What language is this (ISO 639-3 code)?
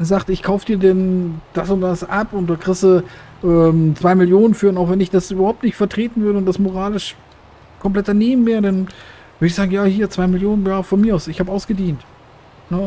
deu